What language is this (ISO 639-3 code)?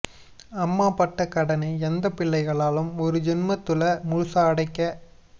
tam